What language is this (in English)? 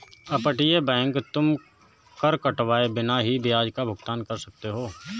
Hindi